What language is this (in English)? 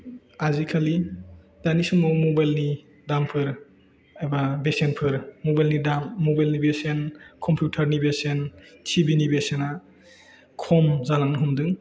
Bodo